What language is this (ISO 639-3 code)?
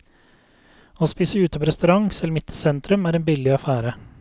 nor